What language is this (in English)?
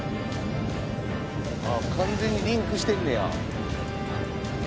Japanese